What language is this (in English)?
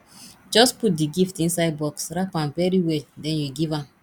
Nigerian Pidgin